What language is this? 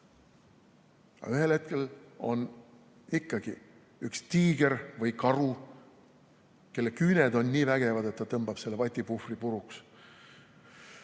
Estonian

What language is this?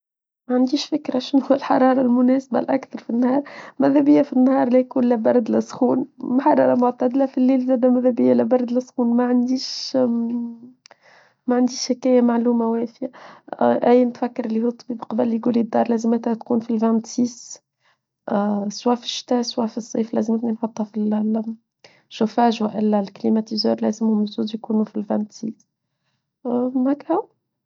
Tunisian Arabic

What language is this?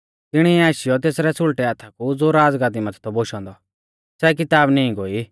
Mahasu Pahari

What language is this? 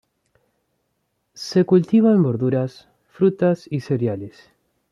Spanish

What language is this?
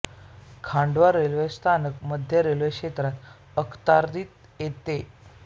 Marathi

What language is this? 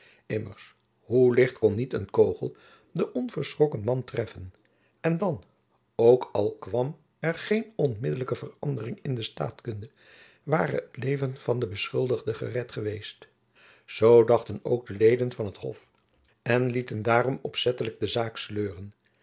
Dutch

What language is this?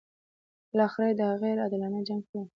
Pashto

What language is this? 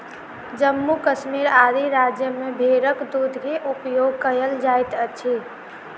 Maithili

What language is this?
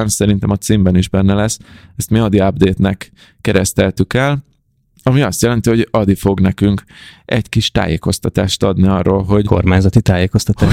Hungarian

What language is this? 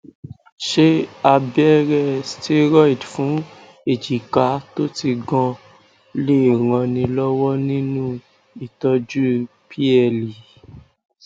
Yoruba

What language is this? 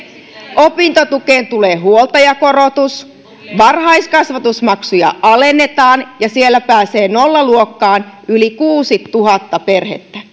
Finnish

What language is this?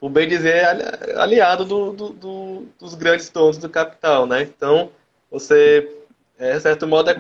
Portuguese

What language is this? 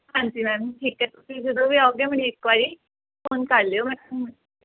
Punjabi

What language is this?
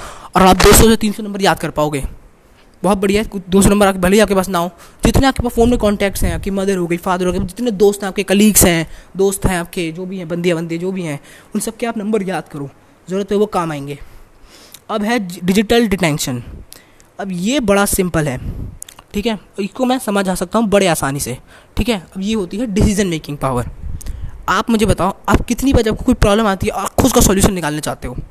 Hindi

